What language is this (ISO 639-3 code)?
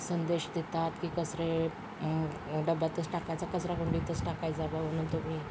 mar